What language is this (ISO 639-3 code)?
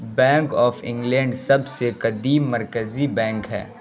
urd